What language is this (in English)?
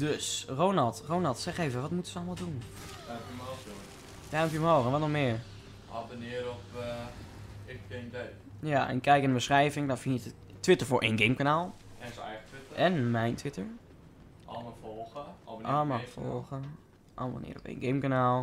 Dutch